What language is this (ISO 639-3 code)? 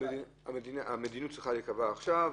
heb